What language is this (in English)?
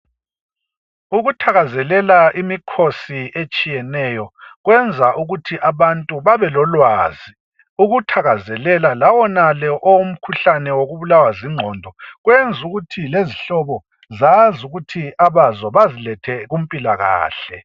North Ndebele